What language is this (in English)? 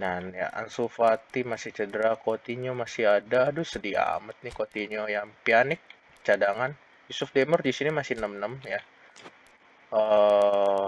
Indonesian